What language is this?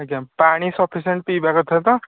Odia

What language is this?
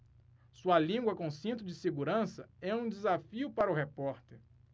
Portuguese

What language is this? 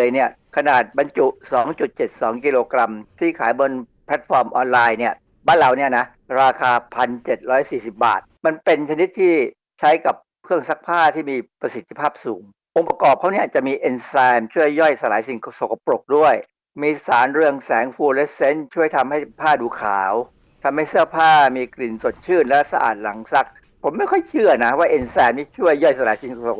Thai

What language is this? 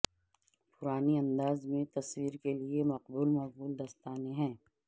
Urdu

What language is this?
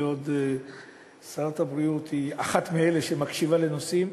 Hebrew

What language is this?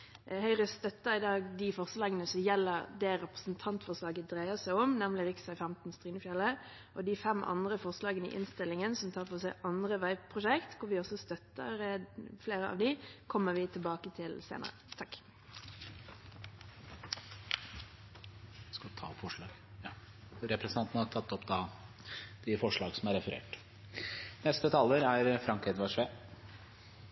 Norwegian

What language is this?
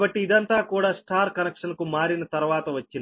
Telugu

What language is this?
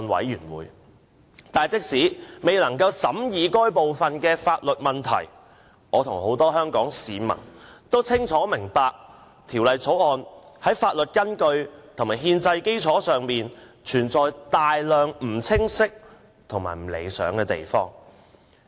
Cantonese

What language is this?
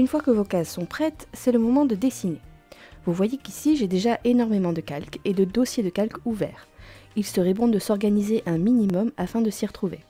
French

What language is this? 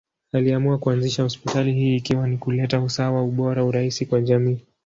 Swahili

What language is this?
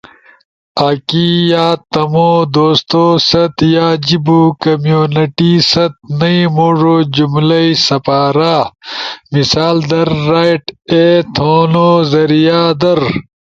Ushojo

